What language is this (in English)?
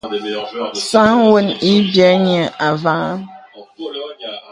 Bebele